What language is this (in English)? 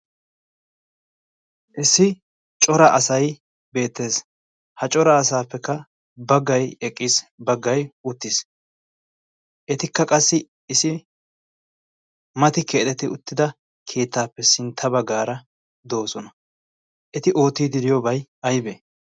Wolaytta